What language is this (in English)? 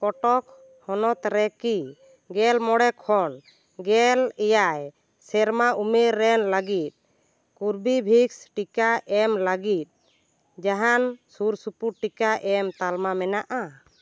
Santali